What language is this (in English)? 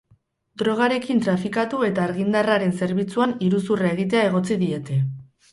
Basque